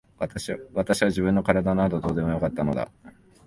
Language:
Japanese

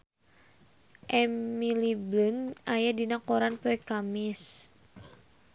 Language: Sundanese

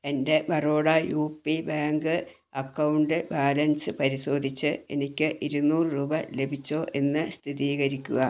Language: Malayalam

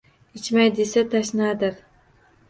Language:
Uzbek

